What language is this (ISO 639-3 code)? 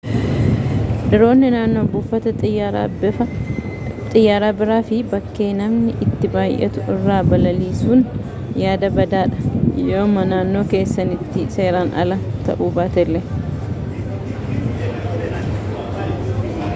orm